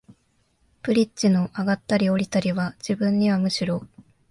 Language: Japanese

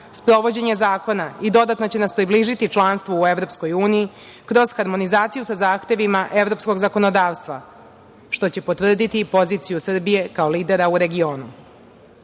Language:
Serbian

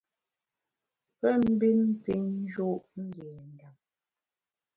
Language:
Bamun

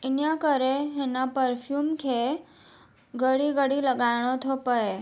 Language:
Sindhi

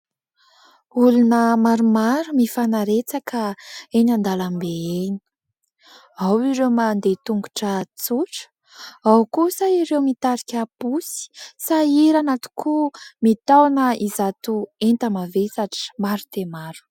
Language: Malagasy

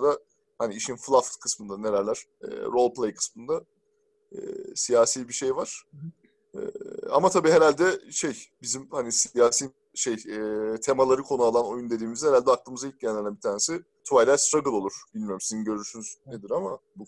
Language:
Turkish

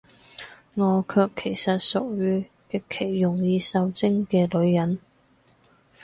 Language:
Cantonese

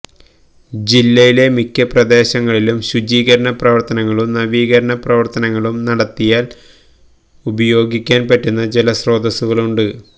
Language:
Malayalam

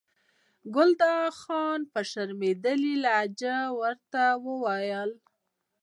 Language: Pashto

